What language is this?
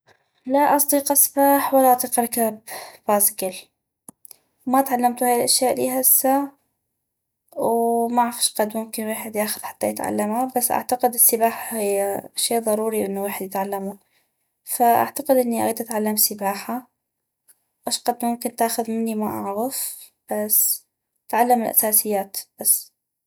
North Mesopotamian Arabic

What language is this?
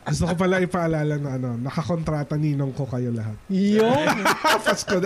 Filipino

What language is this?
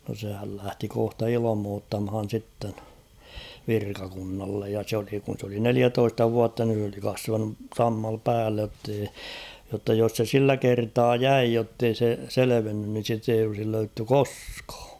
Finnish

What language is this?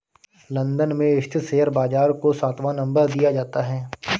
Hindi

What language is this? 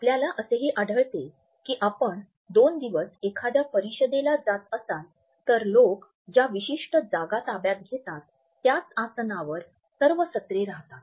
Marathi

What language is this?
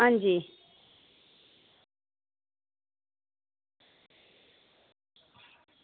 Dogri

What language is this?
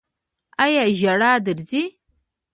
Pashto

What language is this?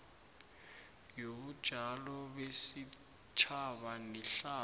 South Ndebele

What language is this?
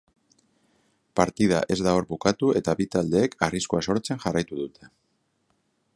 Basque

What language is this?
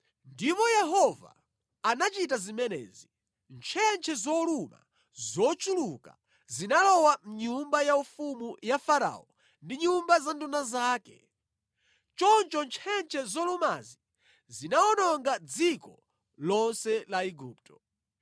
Nyanja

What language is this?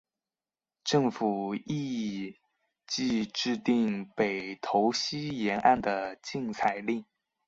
Chinese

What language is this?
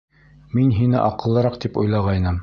Bashkir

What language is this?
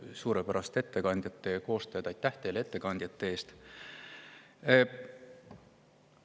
Estonian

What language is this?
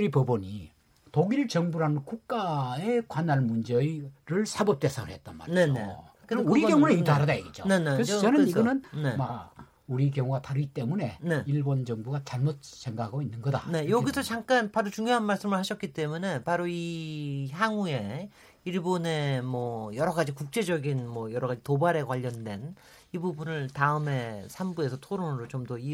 Korean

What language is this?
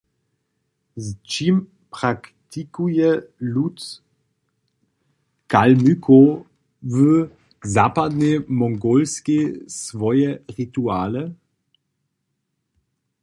Upper Sorbian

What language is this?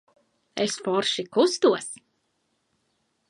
Latvian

